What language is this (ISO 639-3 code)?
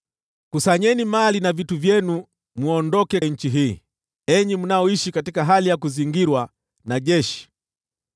swa